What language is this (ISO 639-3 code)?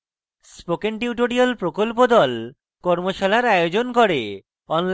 ben